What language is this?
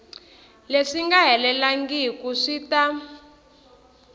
Tsonga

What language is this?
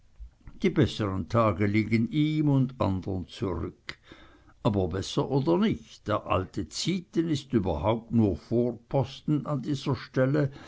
German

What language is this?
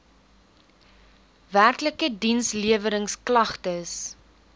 Afrikaans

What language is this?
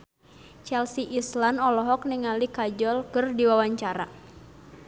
Sundanese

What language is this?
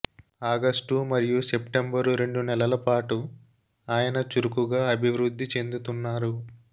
Telugu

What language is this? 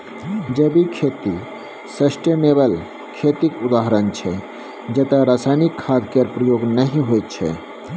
Maithili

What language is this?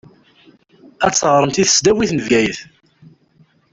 Kabyle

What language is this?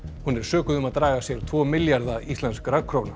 Icelandic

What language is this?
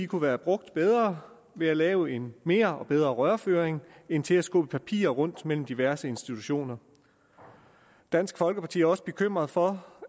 Danish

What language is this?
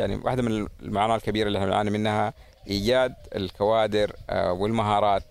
Arabic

